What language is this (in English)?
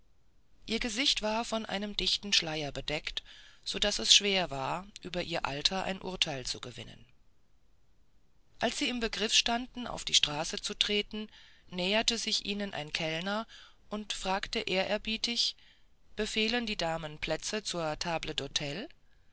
German